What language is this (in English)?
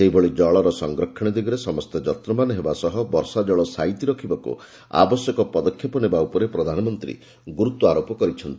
Odia